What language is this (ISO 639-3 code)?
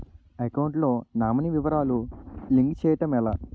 tel